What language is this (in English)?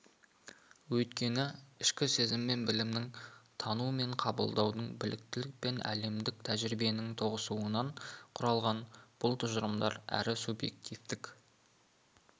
Kazakh